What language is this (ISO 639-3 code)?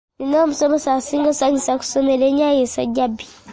lug